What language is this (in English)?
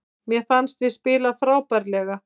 Icelandic